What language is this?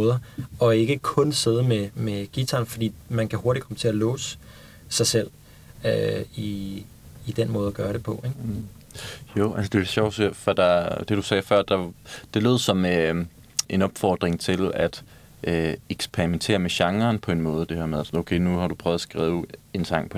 Danish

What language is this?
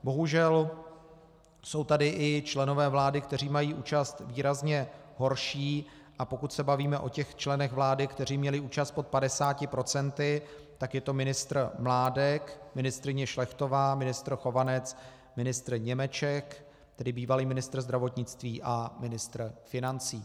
Czech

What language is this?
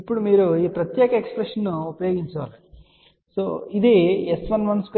Telugu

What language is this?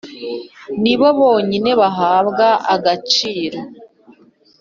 Kinyarwanda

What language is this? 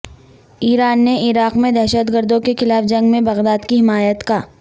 Urdu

